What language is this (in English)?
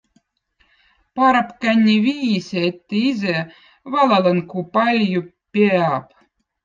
Votic